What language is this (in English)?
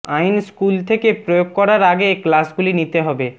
Bangla